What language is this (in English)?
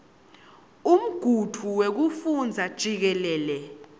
Swati